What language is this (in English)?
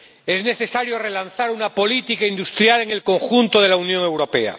Spanish